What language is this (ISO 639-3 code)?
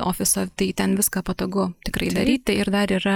lit